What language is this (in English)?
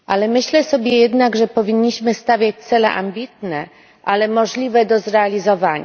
Polish